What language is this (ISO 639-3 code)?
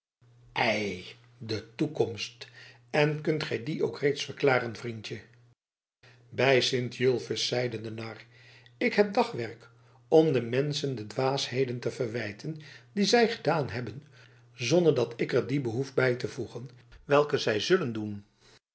nld